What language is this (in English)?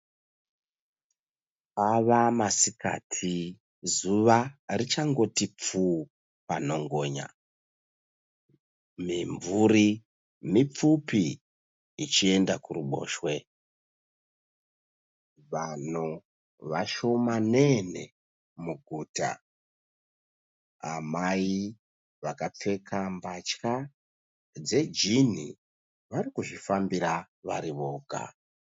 Shona